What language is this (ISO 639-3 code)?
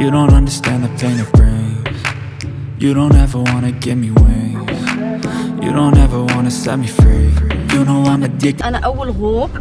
ara